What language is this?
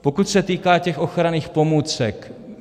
Czech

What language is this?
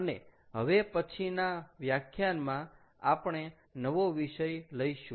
Gujarati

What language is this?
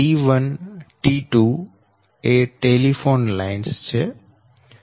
Gujarati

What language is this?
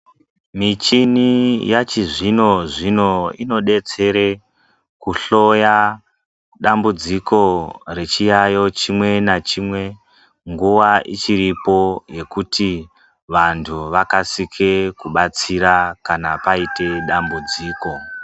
Ndau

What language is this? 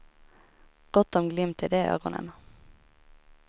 Swedish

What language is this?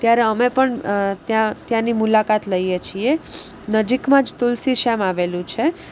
Gujarati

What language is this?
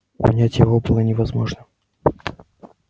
Russian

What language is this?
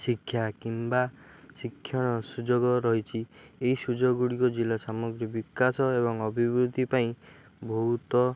Odia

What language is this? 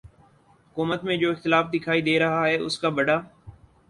Urdu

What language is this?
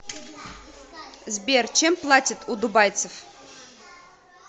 Russian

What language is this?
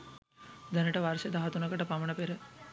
Sinhala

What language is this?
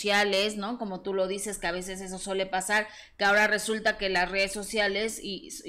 Spanish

